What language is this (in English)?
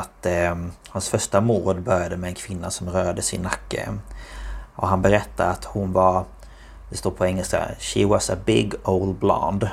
Swedish